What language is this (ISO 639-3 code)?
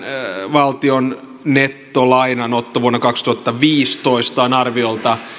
fin